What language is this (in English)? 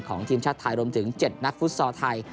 Thai